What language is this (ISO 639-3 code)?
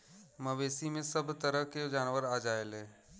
bho